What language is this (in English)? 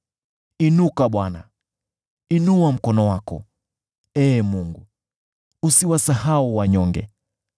Swahili